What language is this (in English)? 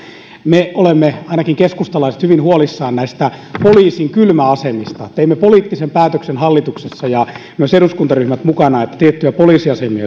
Finnish